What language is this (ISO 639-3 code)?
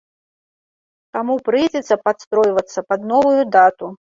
bel